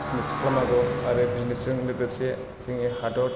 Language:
Bodo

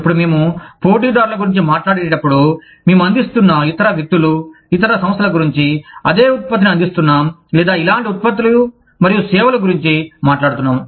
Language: Telugu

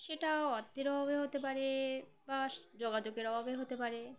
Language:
Bangla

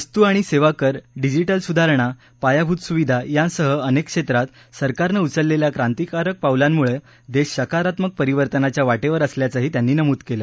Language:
Marathi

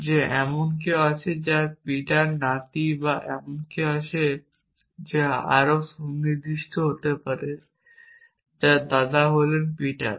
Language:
Bangla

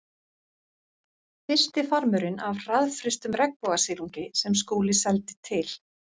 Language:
Icelandic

